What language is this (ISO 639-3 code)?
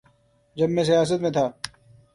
urd